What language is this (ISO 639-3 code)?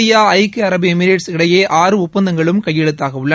tam